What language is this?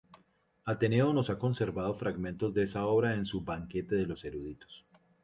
Spanish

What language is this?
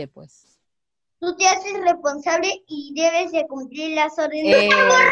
Spanish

